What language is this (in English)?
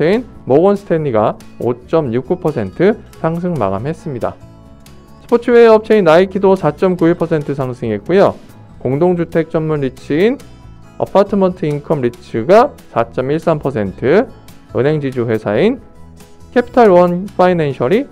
Korean